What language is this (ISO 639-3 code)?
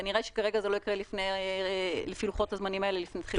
heb